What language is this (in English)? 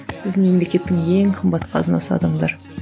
Kazakh